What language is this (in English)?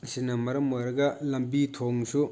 Manipuri